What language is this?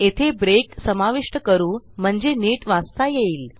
Marathi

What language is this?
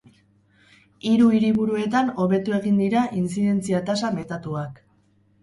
Basque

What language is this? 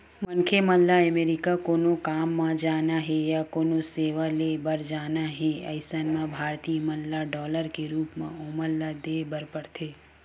Chhattisgarhi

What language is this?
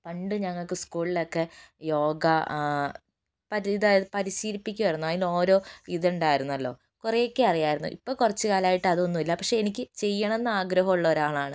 Malayalam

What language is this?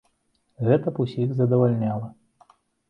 Belarusian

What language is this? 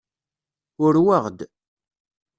Kabyle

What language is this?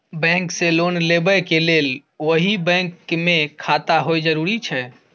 Maithili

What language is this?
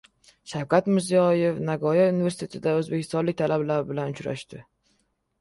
Uzbek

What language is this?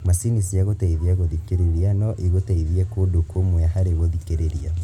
Kikuyu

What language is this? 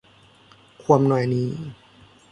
Thai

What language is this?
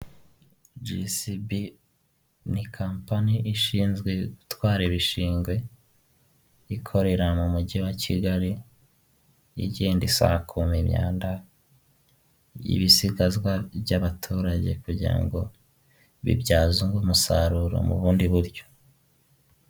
Kinyarwanda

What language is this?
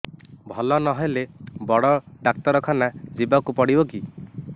Odia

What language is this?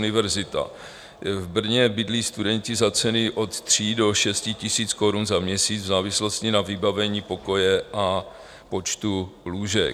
Czech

